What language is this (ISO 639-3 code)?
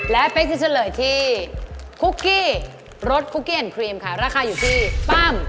tha